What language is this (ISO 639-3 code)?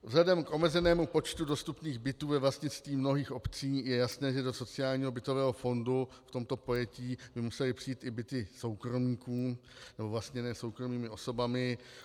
ces